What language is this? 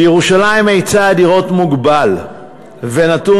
Hebrew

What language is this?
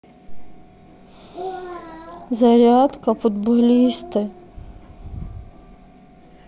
Russian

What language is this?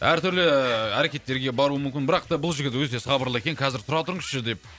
Kazakh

